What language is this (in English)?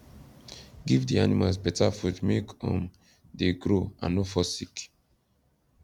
Nigerian Pidgin